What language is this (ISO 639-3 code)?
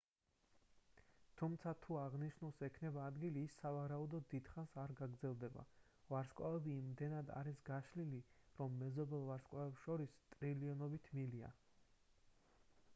kat